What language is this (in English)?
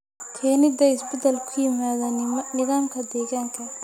Somali